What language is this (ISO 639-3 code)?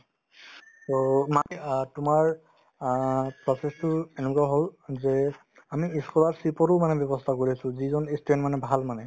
asm